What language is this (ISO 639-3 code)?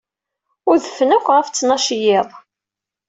kab